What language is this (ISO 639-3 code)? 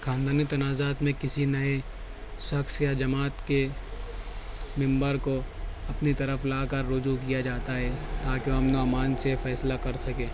urd